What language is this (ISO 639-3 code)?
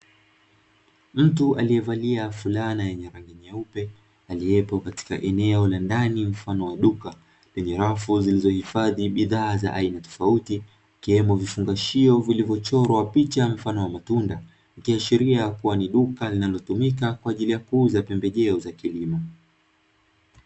swa